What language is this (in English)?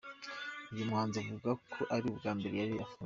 Kinyarwanda